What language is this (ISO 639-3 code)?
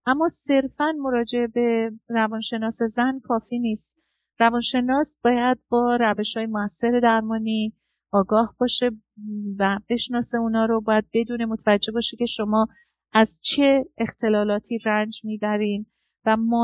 fas